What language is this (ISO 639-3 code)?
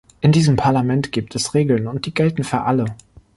deu